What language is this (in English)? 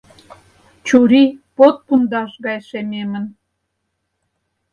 Mari